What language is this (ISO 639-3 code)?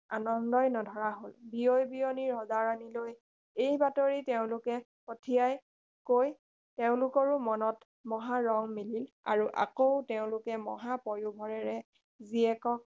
asm